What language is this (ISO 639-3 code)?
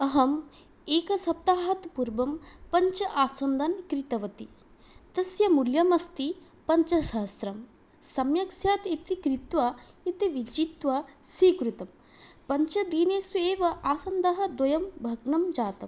san